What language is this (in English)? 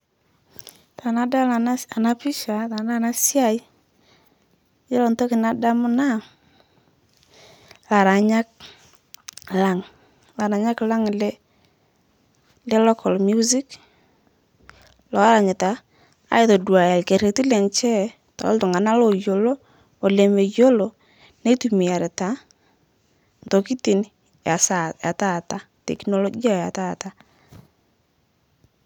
Masai